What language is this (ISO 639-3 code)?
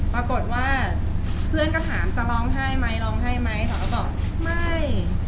tha